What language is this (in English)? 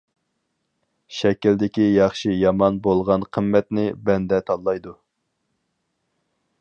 Uyghur